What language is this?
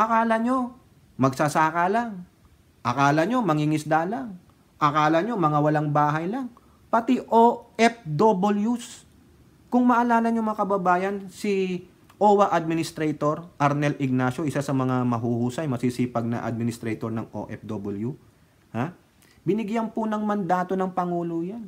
Filipino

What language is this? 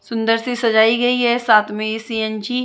Hindi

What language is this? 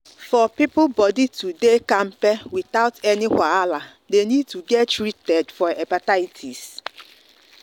Nigerian Pidgin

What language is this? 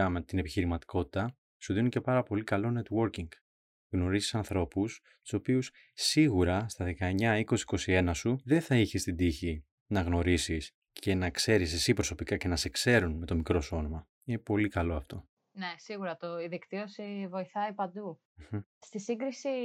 Greek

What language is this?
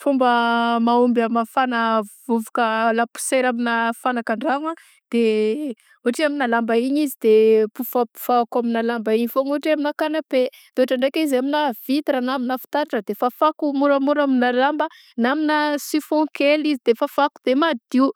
Southern Betsimisaraka Malagasy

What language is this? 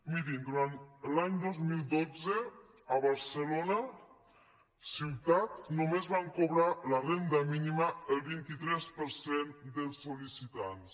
Catalan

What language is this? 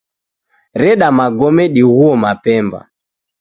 Taita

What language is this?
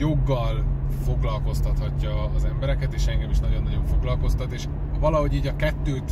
Hungarian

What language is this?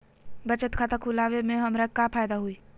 Magahi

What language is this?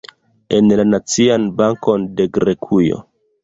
Esperanto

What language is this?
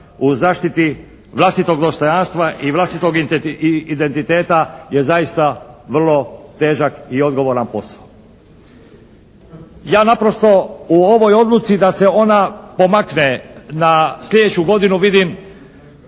Croatian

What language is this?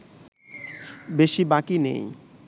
Bangla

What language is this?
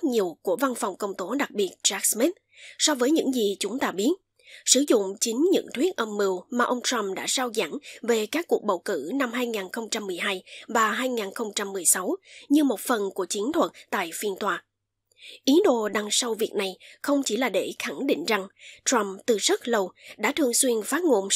Vietnamese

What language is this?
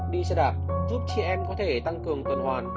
Vietnamese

